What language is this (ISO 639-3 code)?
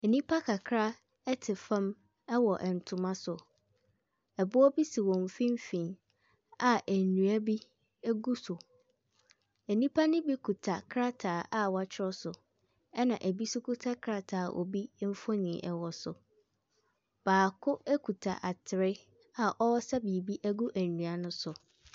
aka